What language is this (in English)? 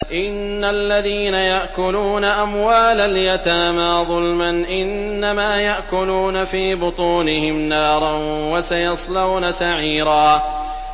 Arabic